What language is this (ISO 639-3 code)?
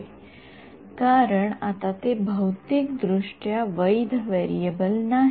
mar